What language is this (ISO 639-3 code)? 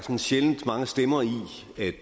dan